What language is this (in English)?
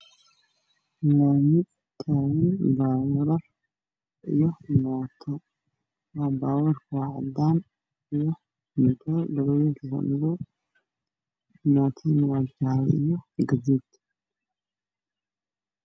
Somali